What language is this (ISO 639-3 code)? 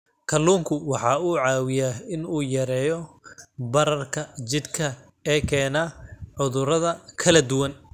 som